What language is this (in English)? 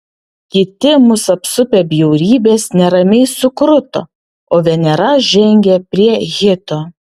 Lithuanian